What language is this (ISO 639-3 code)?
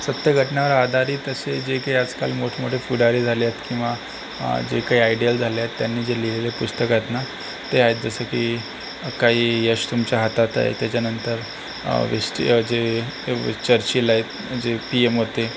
mar